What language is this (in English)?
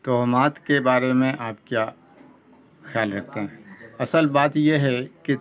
Urdu